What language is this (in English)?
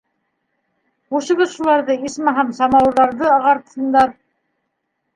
Bashkir